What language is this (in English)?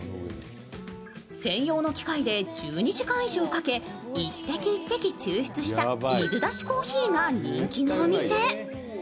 Japanese